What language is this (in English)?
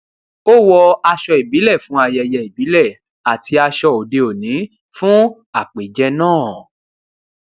Yoruba